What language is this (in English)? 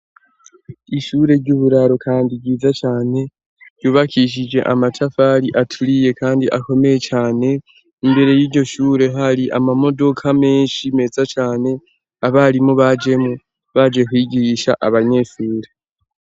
Rundi